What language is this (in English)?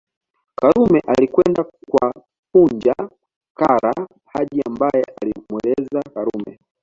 Swahili